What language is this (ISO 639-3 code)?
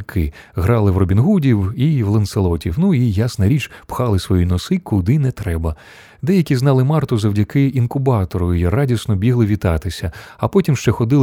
ukr